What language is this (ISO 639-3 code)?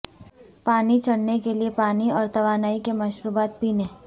urd